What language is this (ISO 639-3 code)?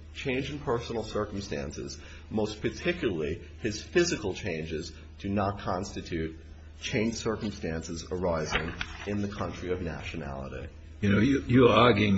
eng